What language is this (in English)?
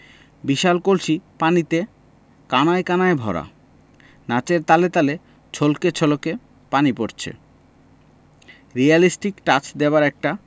Bangla